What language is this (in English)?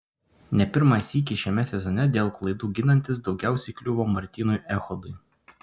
Lithuanian